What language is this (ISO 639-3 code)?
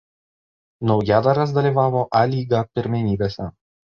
lit